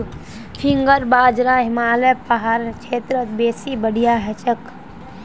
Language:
Magahi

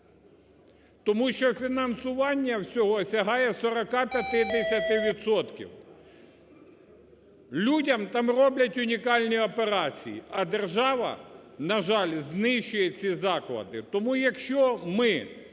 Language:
Ukrainian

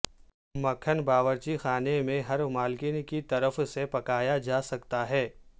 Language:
Urdu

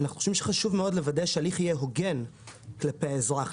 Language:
Hebrew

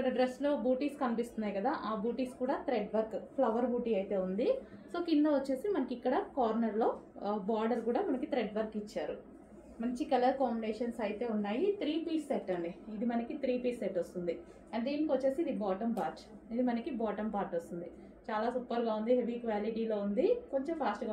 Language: Telugu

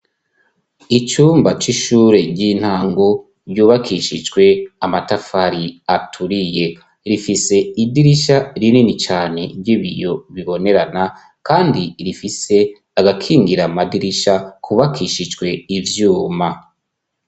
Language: Rundi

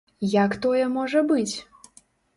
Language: Belarusian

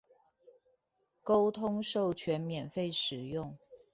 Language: Chinese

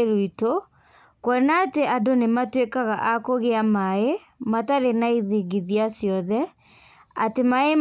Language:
Kikuyu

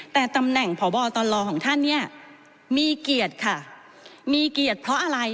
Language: Thai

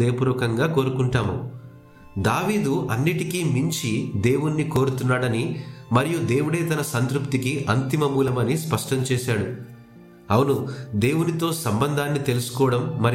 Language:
Telugu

